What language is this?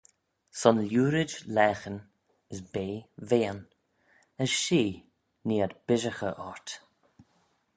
Manx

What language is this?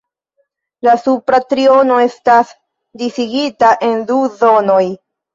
Esperanto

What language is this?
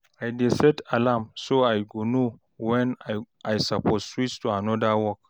Nigerian Pidgin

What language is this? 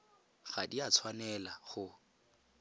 Tswana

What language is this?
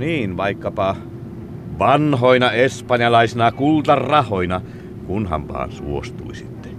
Finnish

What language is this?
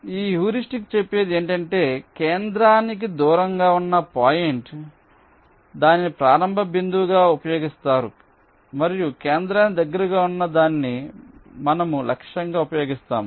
Telugu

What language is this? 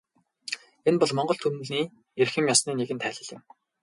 Mongolian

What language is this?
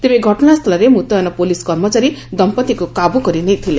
Odia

